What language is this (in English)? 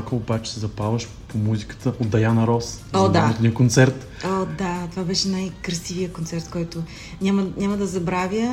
Bulgarian